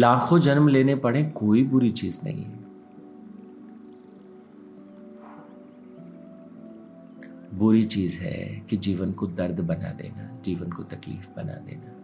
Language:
Hindi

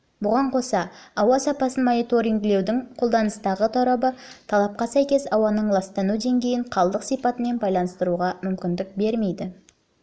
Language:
Kazakh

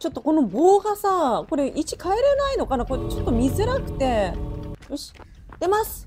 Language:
Japanese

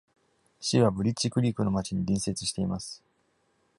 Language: Japanese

